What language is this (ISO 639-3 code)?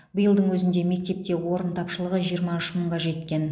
kaz